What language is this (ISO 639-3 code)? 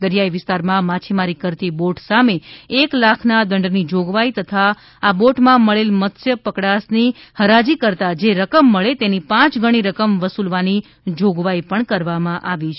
guj